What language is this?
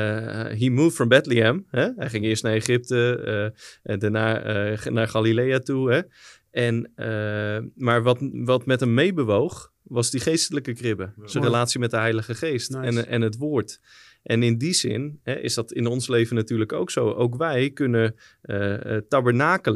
Dutch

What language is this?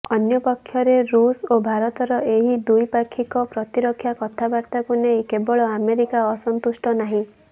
Odia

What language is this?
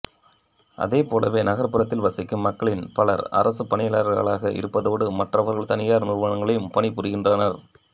Tamil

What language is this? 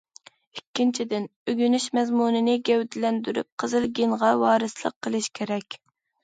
Uyghur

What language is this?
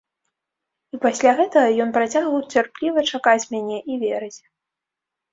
Belarusian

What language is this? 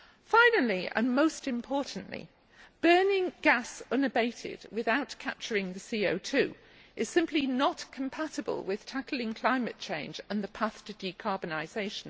English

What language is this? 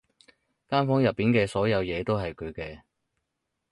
Cantonese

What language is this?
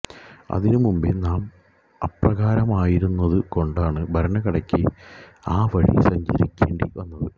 Malayalam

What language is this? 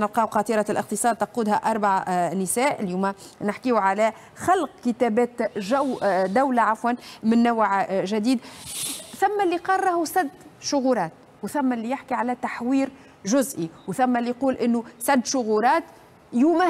Arabic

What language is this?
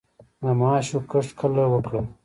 Pashto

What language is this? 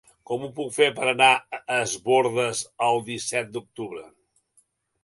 Catalan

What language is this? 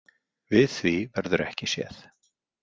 Icelandic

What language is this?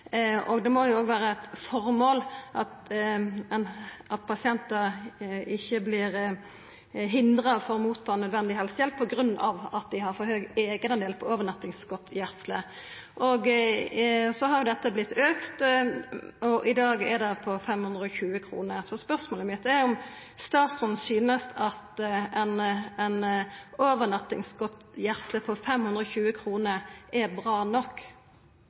Norwegian Nynorsk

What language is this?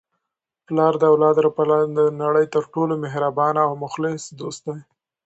Pashto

